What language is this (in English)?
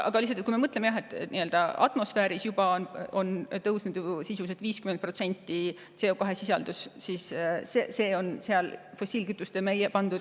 Estonian